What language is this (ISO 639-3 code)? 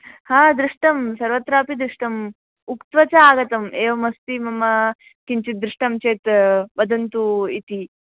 san